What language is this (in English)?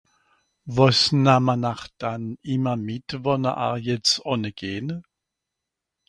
Swiss German